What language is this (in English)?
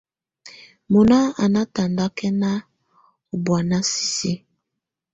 Tunen